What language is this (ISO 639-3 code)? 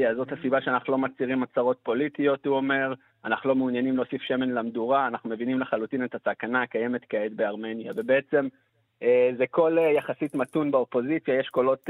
heb